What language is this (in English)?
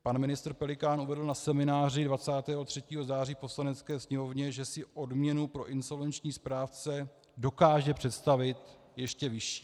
Czech